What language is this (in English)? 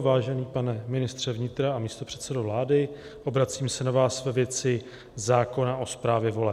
Czech